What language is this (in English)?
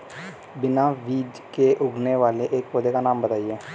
Hindi